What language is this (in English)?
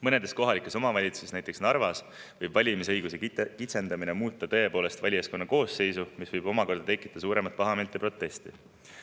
Estonian